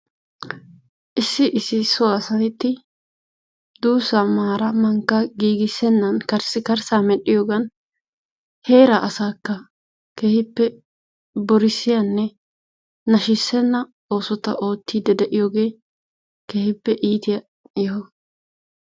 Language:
Wolaytta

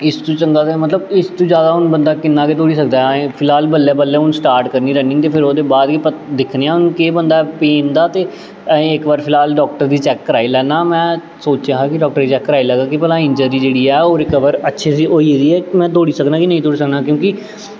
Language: Dogri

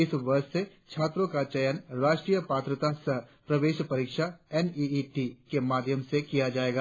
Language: Hindi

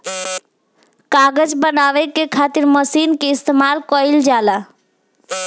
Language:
Bhojpuri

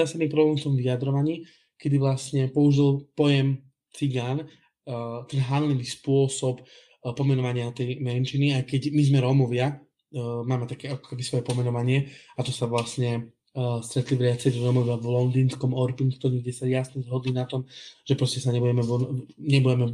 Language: Slovak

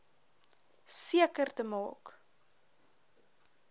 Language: Afrikaans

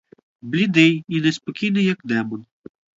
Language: Ukrainian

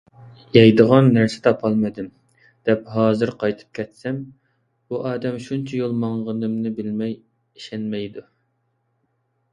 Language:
Uyghur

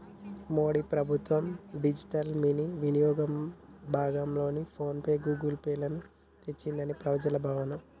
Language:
Telugu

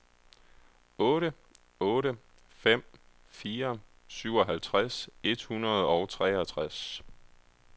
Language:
Danish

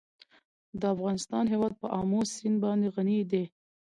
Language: Pashto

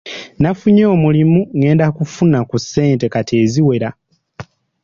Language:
Ganda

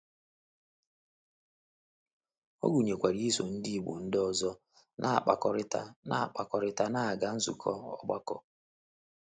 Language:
Igbo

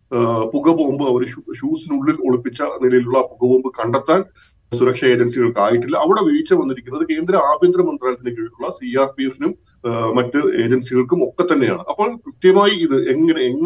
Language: Malayalam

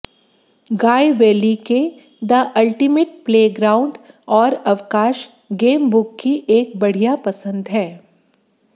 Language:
Hindi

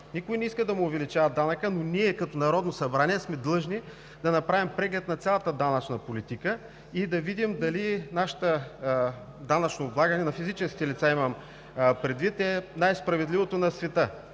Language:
Bulgarian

